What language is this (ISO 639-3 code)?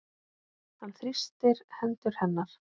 isl